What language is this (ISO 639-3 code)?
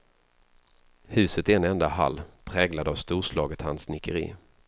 swe